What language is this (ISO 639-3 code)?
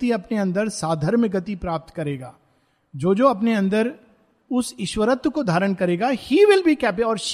hin